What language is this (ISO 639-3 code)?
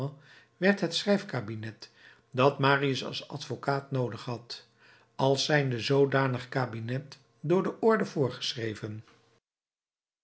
nld